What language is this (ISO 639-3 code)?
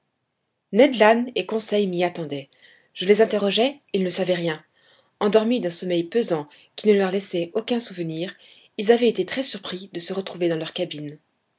fra